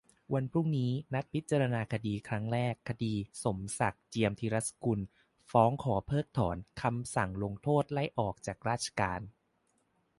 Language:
Thai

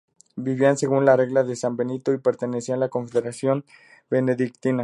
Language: Spanish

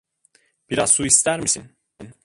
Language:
Turkish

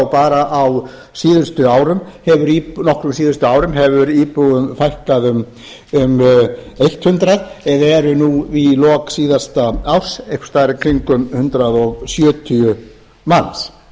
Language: Icelandic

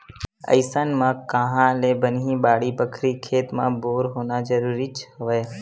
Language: Chhattisgarhi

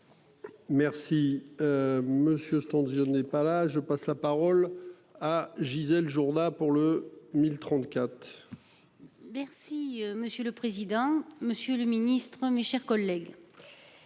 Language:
French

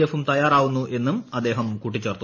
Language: Malayalam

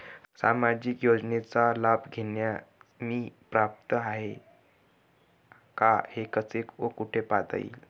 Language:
Marathi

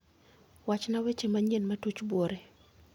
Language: Luo (Kenya and Tanzania)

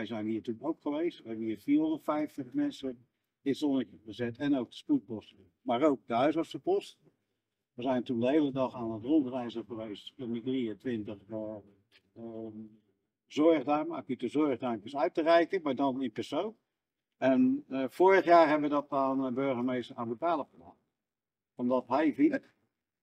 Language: Dutch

